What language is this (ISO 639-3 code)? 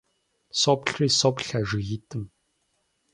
kbd